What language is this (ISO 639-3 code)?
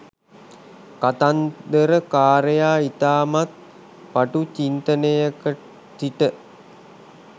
sin